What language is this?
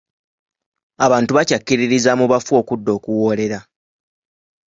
Ganda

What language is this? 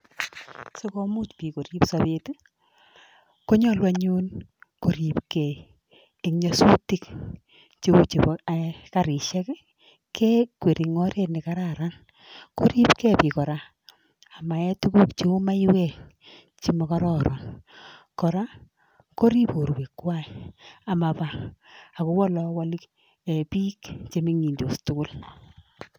Kalenjin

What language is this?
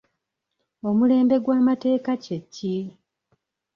Ganda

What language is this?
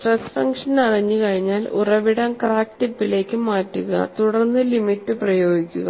Malayalam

